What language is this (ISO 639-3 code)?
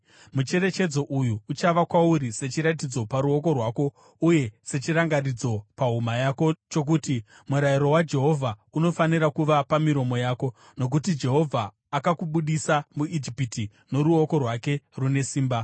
sna